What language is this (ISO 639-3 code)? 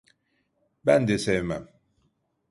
tur